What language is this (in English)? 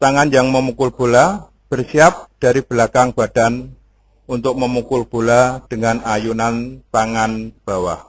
Indonesian